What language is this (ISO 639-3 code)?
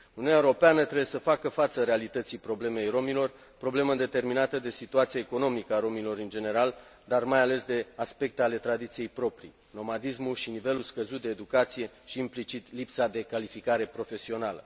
ron